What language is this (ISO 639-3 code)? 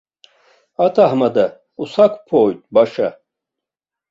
abk